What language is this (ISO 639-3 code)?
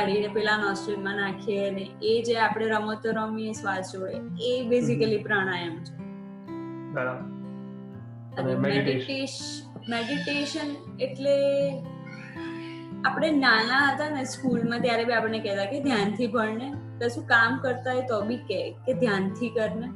guj